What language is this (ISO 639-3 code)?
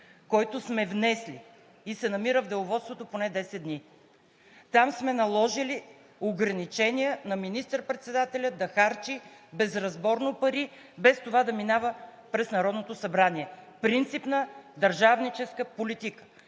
bul